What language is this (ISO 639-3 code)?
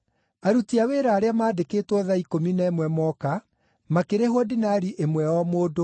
kik